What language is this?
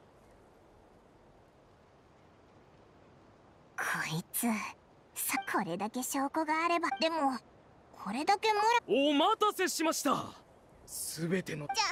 Japanese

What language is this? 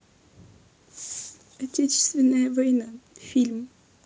Russian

